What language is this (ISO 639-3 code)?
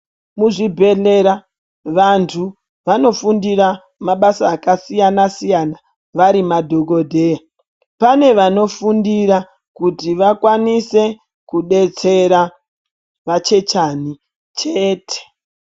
ndc